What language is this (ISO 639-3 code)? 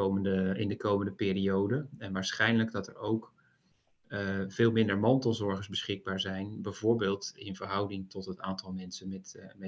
nld